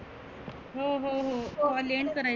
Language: Marathi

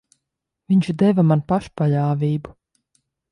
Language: Latvian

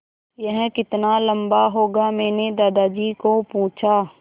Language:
Hindi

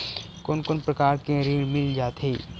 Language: Chhattisgarhi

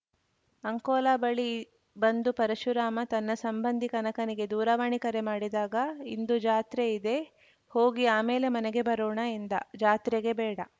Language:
Kannada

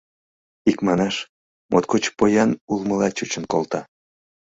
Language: Mari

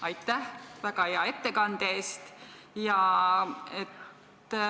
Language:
Estonian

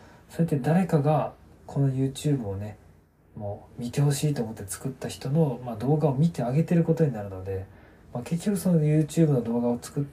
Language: Japanese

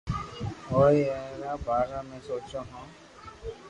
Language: Loarki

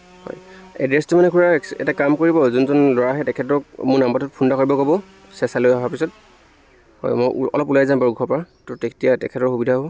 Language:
Assamese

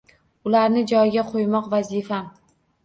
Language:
Uzbek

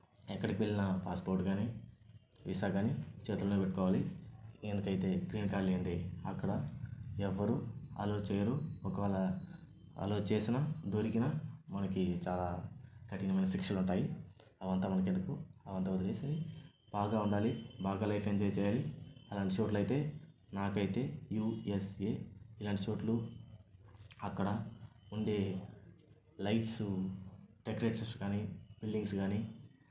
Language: Telugu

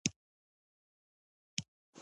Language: Pashto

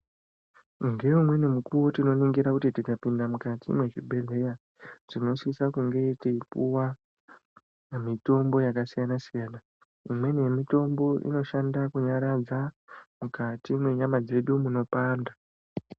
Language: Ndau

